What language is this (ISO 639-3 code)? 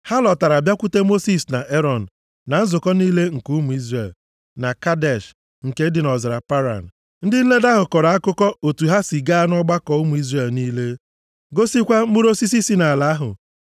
ibo